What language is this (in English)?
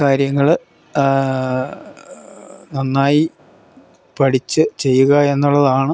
Malayalam